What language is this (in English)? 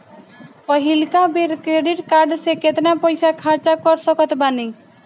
Bhojpuri